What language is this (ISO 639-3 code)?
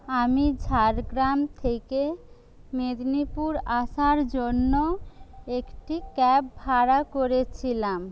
ben